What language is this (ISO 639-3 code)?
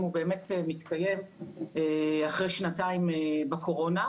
heb